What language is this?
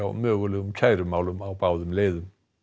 Icelandic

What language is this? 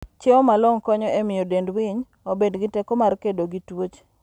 Luo (Kenya and Tanzania)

